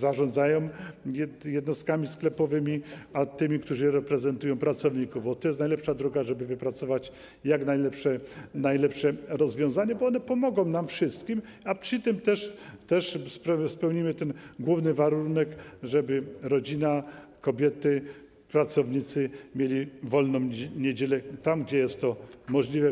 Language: Polish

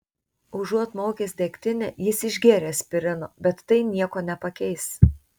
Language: Lithuanian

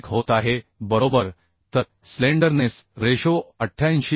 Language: Marathi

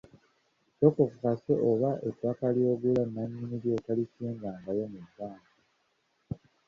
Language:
Ganda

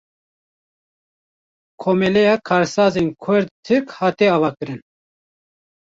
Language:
Kurdish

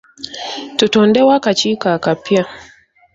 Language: Ganda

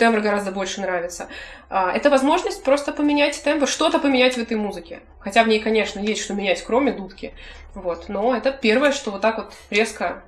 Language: Russian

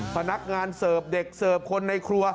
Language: Thai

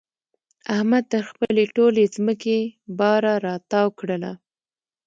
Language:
Pashto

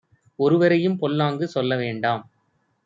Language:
Tamil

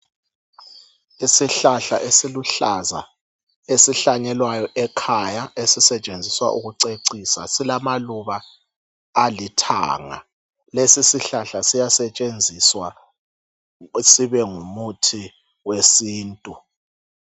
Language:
North Ndebele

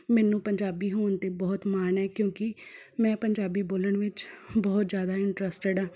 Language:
Punjabi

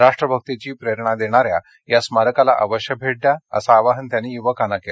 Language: Marathi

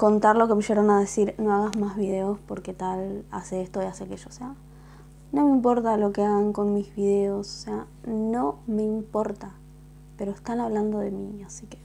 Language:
Spanish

